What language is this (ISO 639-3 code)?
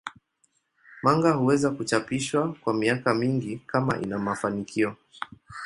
swa